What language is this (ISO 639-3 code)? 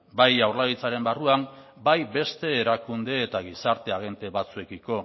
eus